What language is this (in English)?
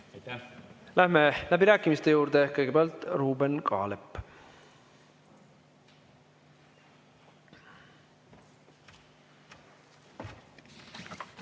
Estonian